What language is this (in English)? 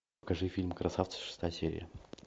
Russian